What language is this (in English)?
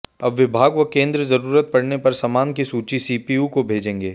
Hindi